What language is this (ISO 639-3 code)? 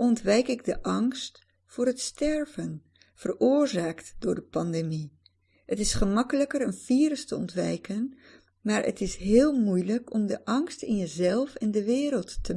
nld